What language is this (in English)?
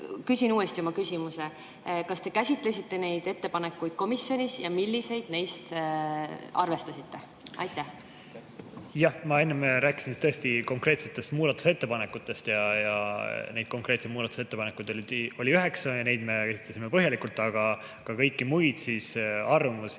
Estonian